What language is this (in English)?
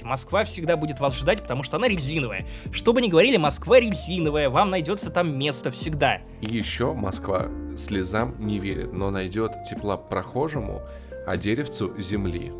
Russian